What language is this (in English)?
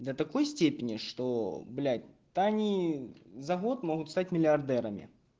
Russian